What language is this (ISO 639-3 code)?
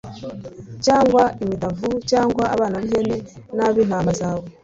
kin